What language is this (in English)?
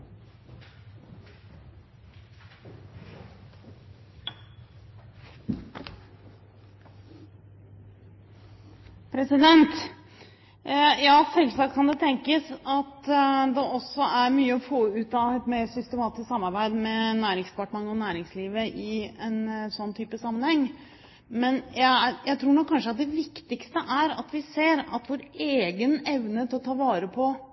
Norwegian Bokmål